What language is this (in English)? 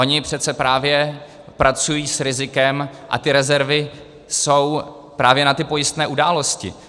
Czech